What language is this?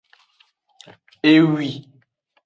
Aja (Benin)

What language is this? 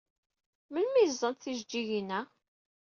Kabyle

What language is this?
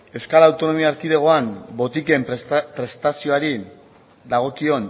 Basque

